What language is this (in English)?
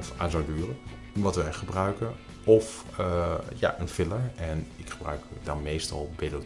Dutch